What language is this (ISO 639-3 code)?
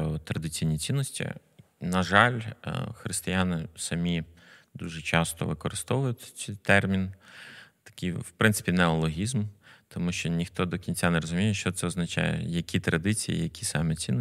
ukr